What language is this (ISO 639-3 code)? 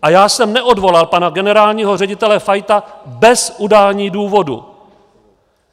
ces